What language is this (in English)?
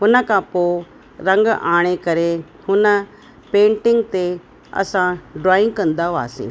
Sindhi